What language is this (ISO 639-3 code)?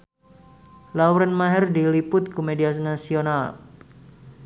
sun